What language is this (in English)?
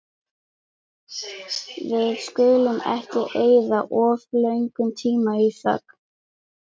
Icelandic